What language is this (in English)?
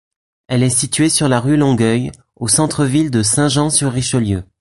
French